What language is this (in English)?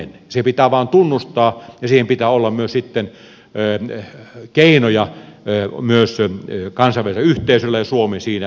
Finnish